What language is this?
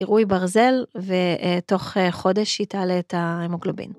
Hebrew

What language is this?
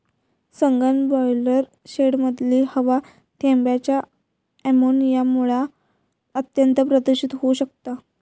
Marathi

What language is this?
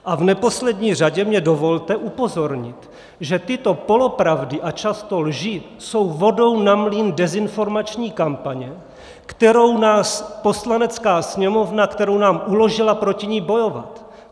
Czech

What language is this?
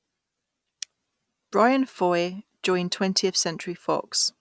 English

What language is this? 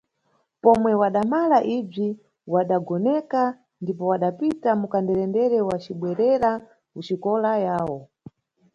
Nyungwe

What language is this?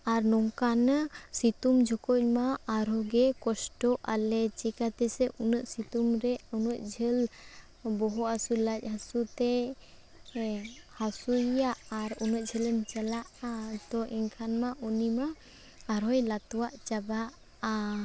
Santali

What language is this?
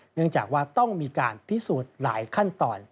Thai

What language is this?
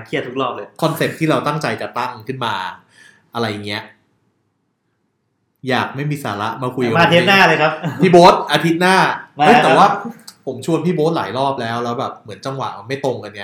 Thai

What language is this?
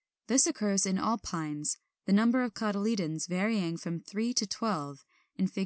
English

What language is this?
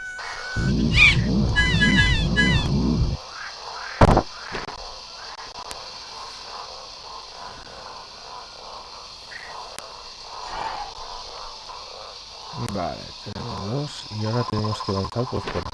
Spanish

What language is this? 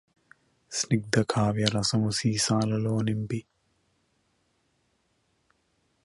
Telugu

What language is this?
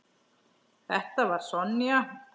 Icelandic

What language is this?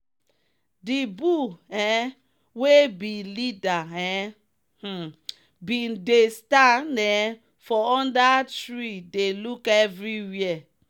Nigerian Pidgin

